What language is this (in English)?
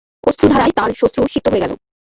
Bangla